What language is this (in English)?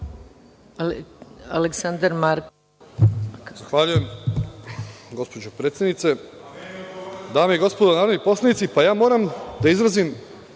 Serbian